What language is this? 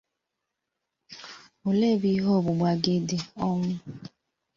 Igbo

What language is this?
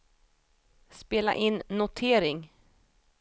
Swedish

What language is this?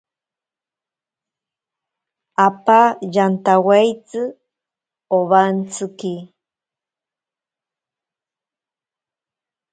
Ashéninka Perené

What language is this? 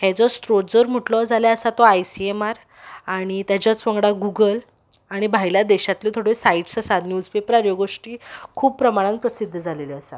Konkani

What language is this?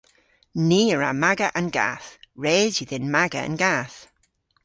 Cornish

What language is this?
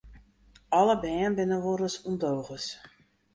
Western Frisian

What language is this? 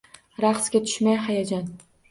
Uzbek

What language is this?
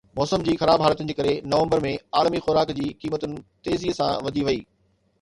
Sindhi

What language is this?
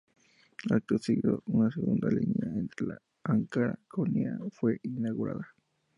Spanish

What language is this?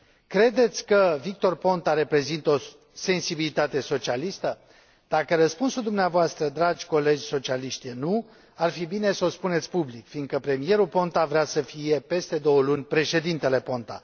Romanian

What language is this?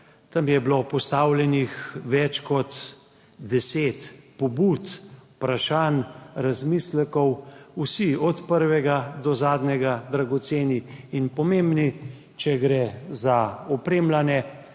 Slovenian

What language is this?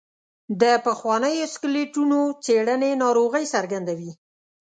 Pashto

